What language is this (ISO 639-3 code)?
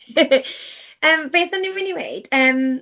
cym